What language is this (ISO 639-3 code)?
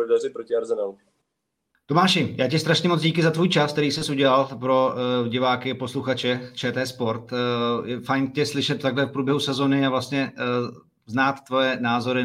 ces